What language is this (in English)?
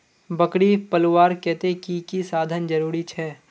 Magahi